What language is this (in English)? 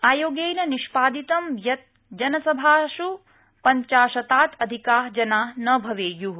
Sanskrit